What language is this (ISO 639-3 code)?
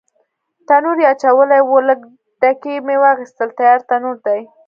pus